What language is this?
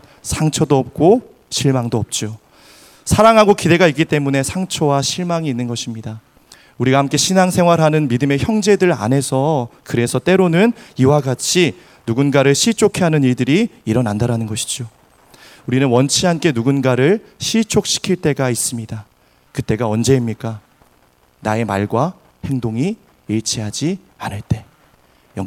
Korean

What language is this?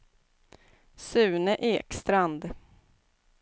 Swedish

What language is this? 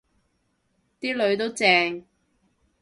Cantonese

